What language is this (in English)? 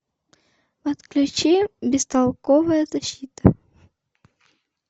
Russian